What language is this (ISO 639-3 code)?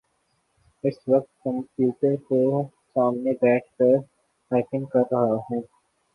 urd